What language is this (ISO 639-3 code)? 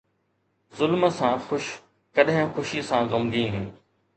snd